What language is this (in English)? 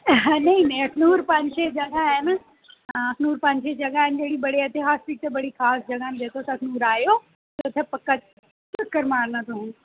Dogri